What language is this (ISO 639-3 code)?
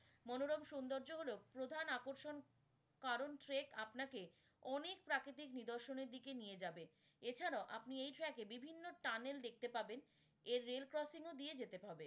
ben